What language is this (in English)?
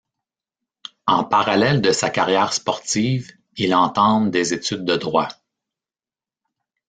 French